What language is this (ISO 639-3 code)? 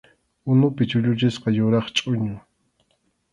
qxu